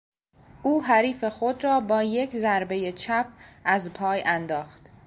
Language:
Persian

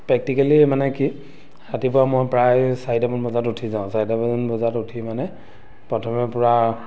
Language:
Assamese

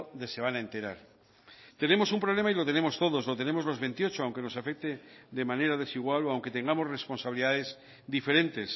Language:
Spanish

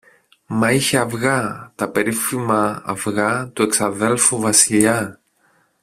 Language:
Greek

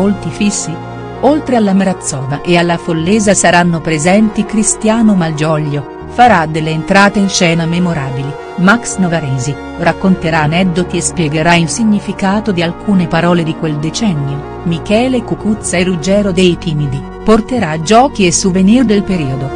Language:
Italian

